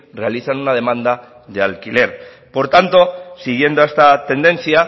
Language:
Spanish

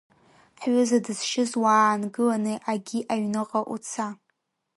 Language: Abkhazian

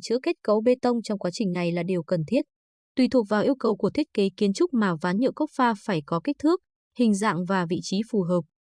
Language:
Vietnamese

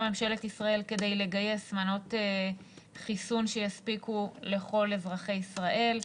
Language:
Hebrew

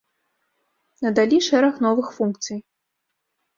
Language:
Belarusian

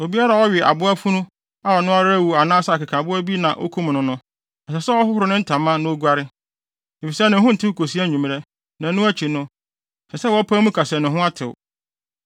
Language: Akan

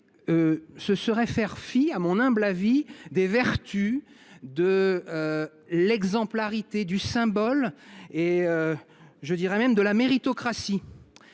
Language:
French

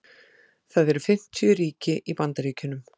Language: Icelandic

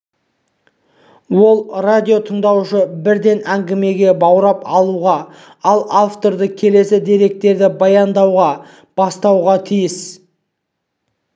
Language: Kazakh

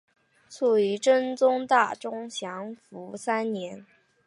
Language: Chinese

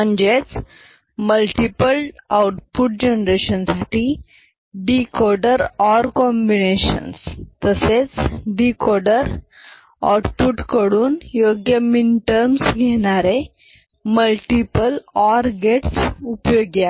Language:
Marathi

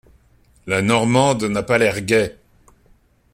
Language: French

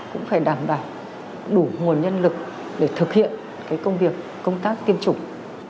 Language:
Vietnamese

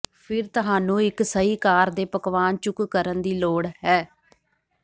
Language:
Punjabi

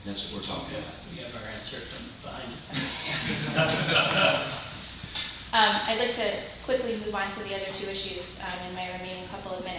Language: English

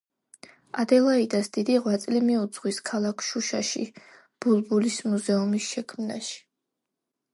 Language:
Georgian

